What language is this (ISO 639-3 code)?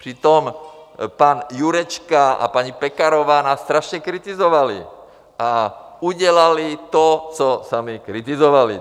ces